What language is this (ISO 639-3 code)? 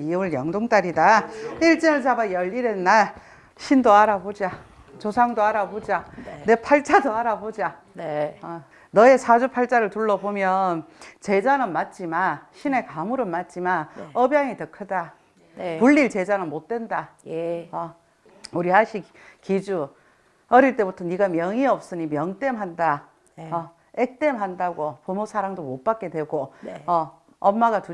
kor